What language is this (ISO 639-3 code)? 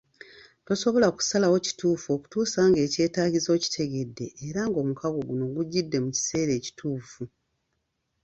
lug